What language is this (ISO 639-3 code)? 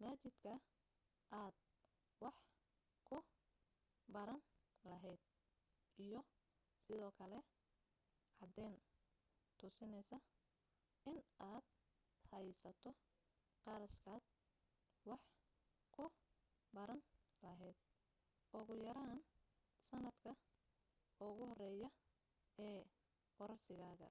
som